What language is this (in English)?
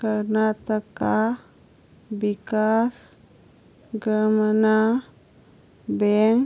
Manipuri